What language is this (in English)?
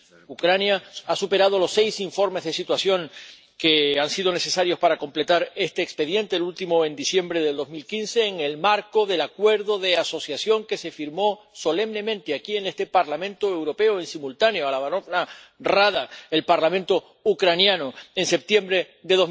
Spanish